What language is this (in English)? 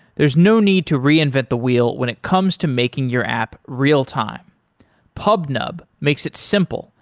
English